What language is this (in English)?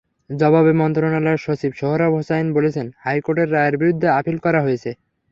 Bangla